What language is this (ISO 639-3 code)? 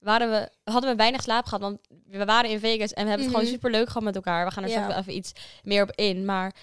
nld